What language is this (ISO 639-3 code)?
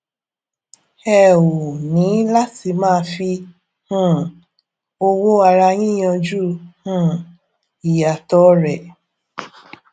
yor